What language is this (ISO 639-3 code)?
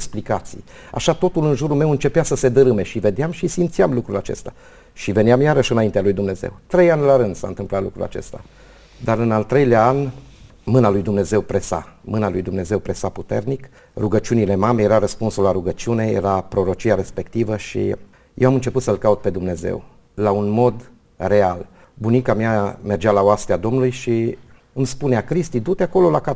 ron